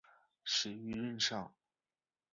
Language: Chinese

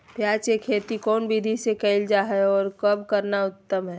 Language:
Magahi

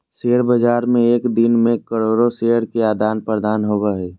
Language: Magahi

